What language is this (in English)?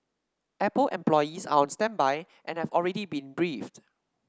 English